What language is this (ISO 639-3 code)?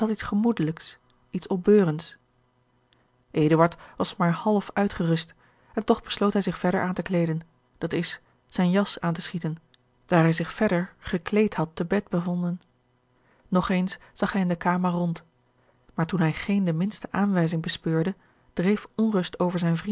nld